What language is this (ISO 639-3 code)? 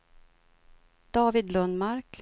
swe